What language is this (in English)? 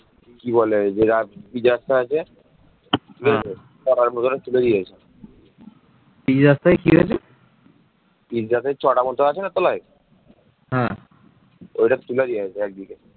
Bangla